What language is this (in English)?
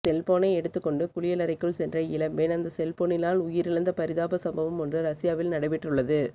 Tamil